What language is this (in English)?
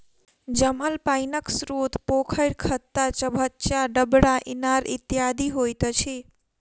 Maithili